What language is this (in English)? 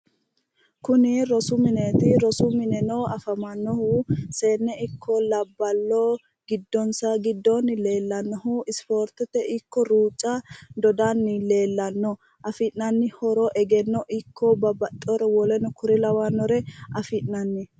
Sidamo